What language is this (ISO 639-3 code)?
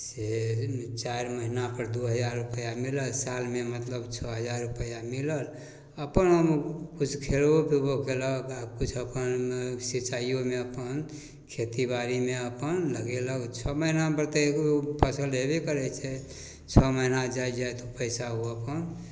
mai